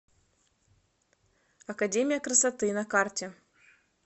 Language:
Russian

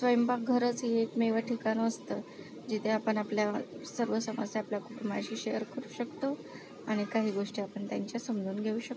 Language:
Marathi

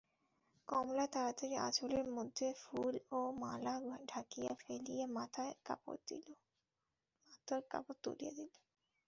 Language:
Bangla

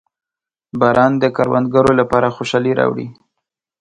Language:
Pashto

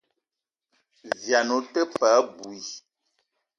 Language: Eton (Cameroon)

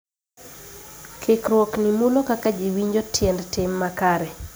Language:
Luo (Kenya and Tanzania)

